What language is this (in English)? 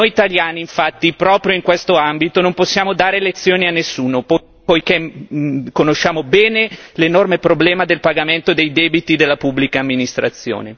Italian